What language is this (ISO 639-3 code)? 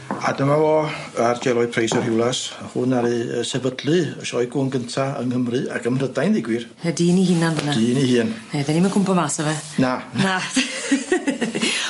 cym